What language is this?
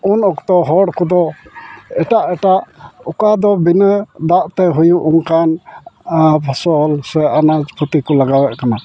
Santali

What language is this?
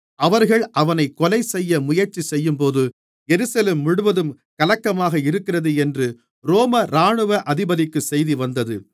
Tamil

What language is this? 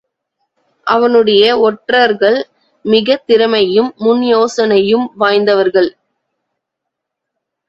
Tamil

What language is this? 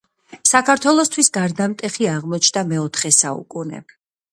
Georgian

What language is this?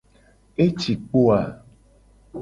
Gen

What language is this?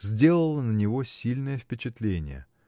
Russian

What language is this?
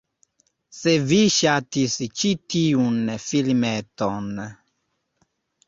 Esperanto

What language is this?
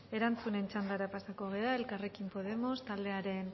Basque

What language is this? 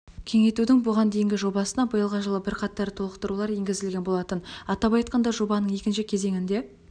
Kazakh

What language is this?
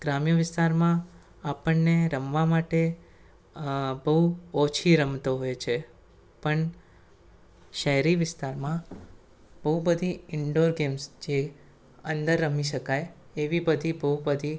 Gujarati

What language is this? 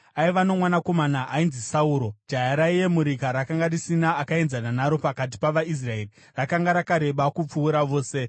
Shona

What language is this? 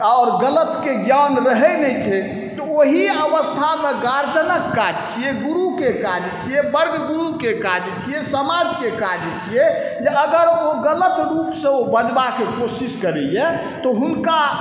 Maithili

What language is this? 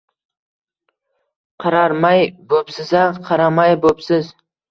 Uzbek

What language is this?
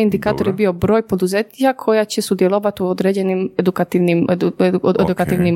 Croatian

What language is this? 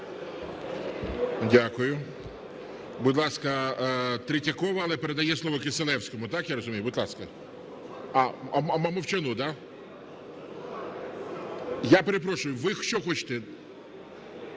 Ukrainian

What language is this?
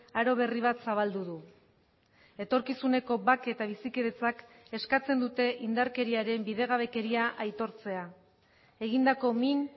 Basque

